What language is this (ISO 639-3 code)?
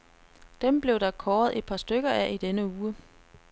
dan